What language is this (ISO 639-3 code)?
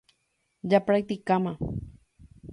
grn